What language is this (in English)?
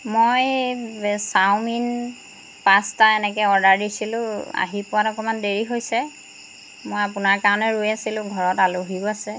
Assamese